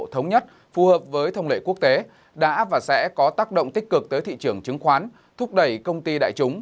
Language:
Vietnamese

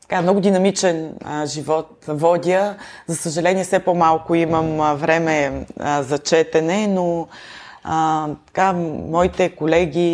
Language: Bulgarian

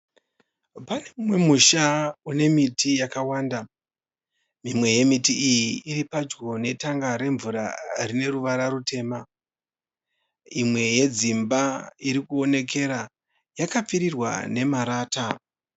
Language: Shona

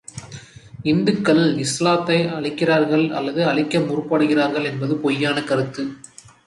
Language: Tamil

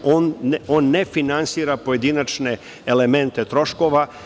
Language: Serbian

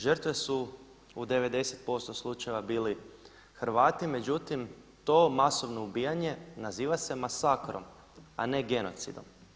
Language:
Croatian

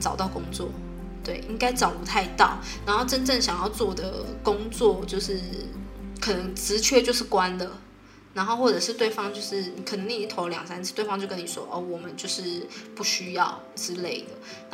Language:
Chinese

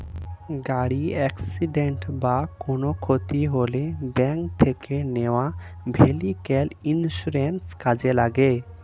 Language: Bangla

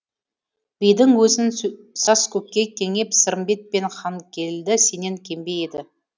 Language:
Kazakh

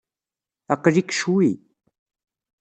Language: Kabyle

